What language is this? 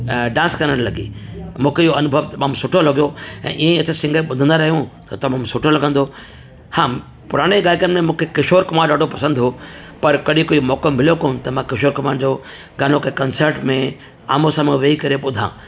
Sindhi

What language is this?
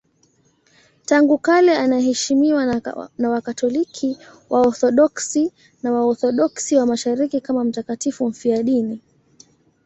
Swahili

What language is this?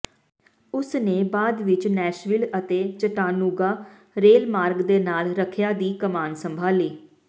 Punjabi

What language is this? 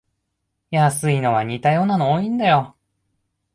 Japanese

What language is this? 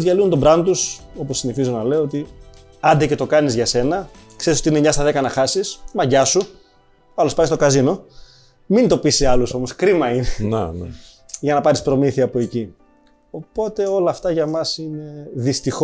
Greek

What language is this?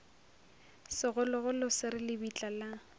Northern Sotho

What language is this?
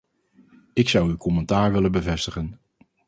Dutch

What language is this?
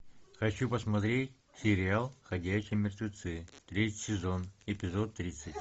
Russian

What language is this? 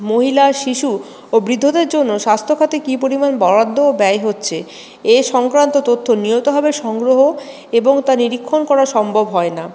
Bangla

